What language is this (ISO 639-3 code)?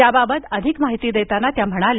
mar